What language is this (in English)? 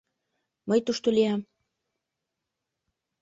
Mari